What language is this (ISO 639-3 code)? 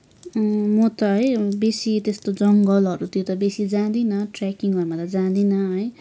nep